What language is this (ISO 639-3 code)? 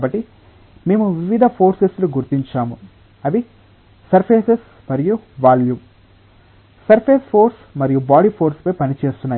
tel